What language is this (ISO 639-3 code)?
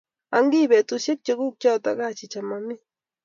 kln